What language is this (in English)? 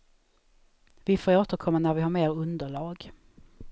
Swedish